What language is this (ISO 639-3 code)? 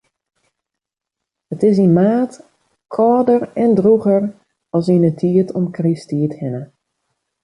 fry